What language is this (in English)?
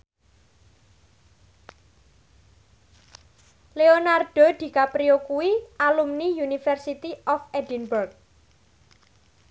Javanese